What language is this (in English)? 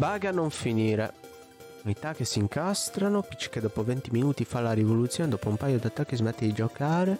Italian